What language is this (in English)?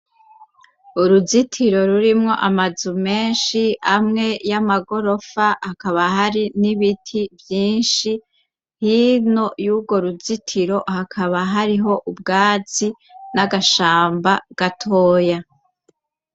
Rundi